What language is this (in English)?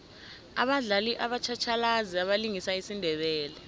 South Ndebele